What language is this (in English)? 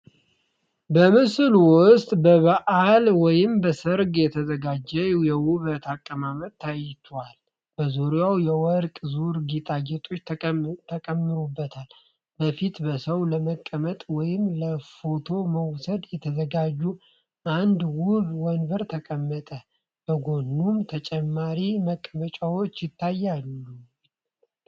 Amharic